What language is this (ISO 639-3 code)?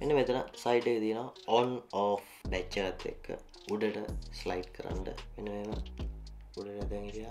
ind